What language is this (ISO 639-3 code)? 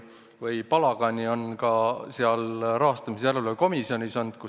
est